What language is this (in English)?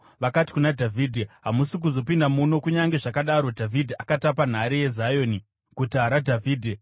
Shona